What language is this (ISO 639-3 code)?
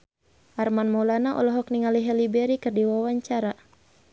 sun